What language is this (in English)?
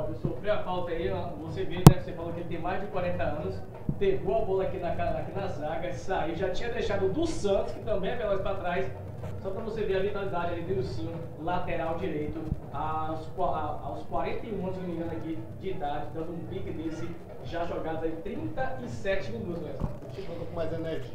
Portuguese